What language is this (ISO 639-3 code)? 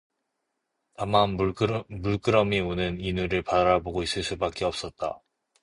kor